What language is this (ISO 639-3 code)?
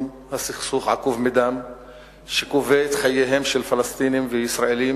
heb